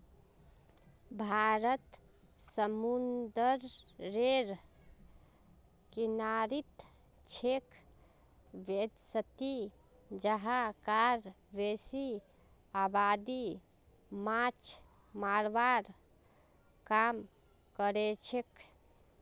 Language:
Magahi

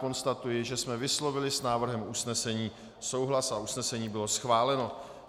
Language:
Czech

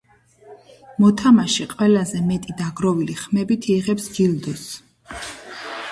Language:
Georgian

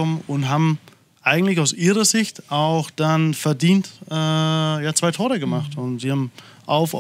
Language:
German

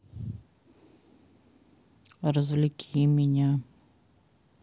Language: Russian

